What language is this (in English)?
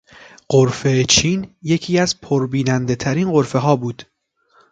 Persian